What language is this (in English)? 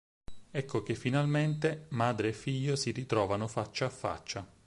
Italian